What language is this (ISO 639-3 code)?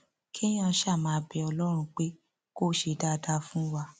yor